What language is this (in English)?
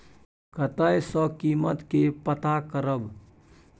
Maithili